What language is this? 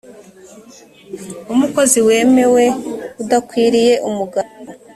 Kinyarwanda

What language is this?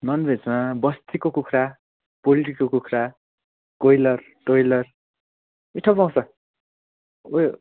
Nepali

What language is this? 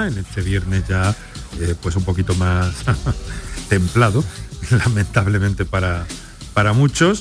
Spanish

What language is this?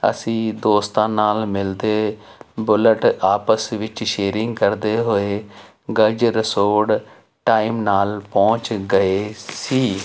Punjabi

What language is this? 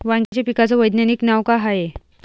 Marathi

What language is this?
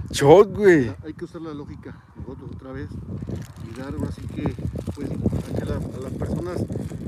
Spanish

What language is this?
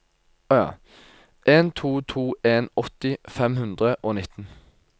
Norwegian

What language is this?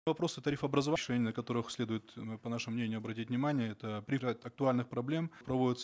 Kazakh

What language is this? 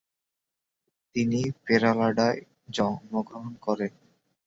Bangla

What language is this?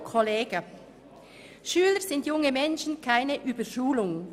Swiss German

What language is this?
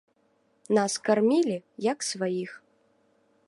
Belarusian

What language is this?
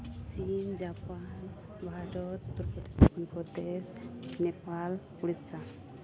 Santali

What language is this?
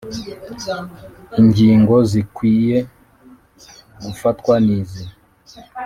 Kinyarwanda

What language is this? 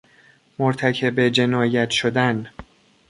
Persian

